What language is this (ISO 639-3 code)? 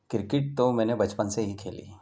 urd